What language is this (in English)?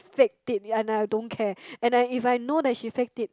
English